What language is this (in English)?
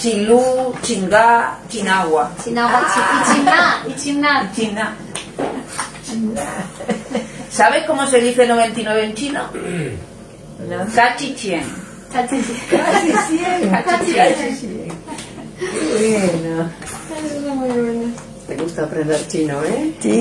Spanish